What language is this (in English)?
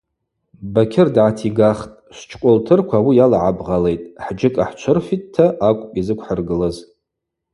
Abaza